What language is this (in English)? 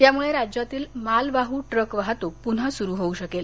Marathi